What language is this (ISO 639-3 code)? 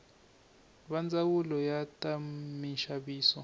tso